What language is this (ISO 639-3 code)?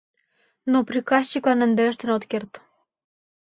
chm